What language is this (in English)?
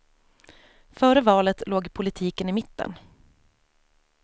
Swedish